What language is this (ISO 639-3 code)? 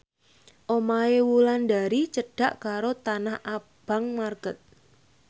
jav